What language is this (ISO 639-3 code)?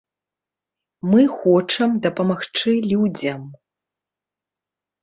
bel